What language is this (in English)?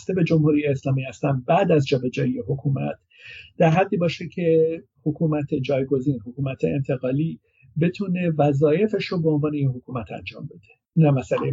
Persian